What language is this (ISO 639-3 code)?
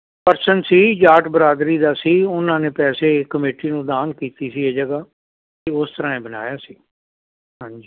pan